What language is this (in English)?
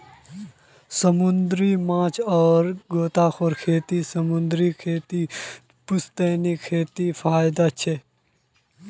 Magahi